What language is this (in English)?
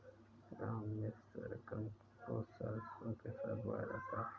Hindi